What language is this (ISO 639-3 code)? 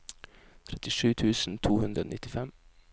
nor